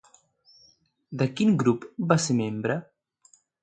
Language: Catalan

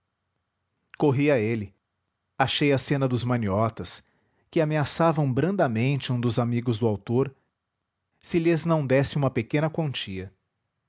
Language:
Portuguese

